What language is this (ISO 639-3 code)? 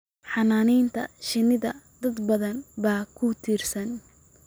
som